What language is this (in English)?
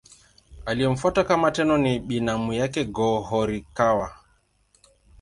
Swahili